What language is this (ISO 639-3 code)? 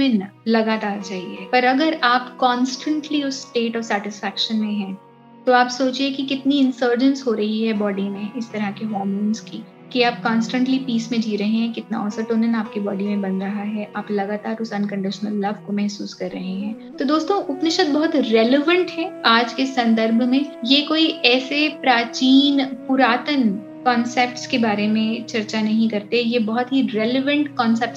hin